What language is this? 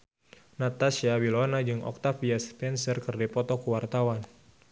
Sundanese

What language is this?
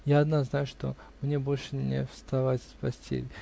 Russian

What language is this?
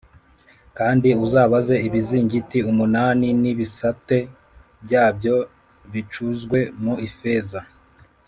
Kinyarwanda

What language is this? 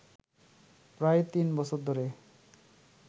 Bangla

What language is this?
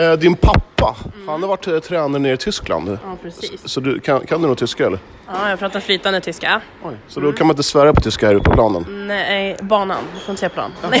Swedish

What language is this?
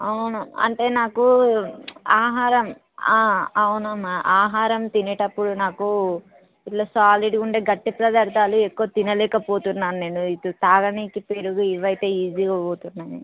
Telugu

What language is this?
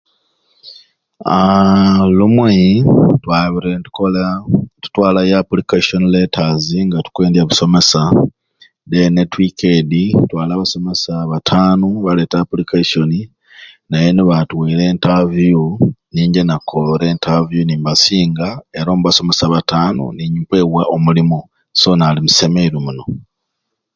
Ruuli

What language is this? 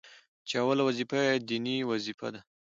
Pashto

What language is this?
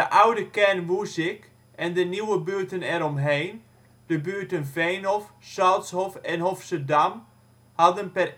Dutch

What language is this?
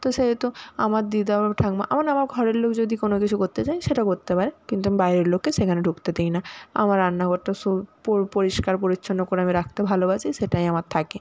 Bangla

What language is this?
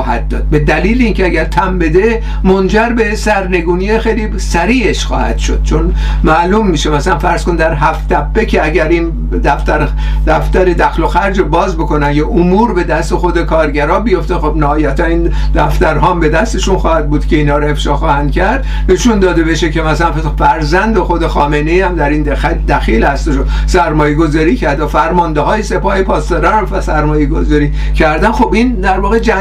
Persian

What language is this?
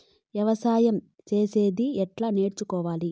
Telugu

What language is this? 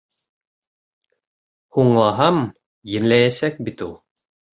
Bashkir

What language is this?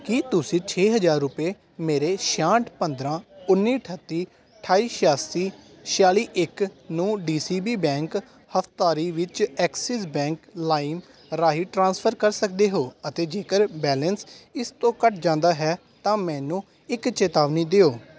Punjabi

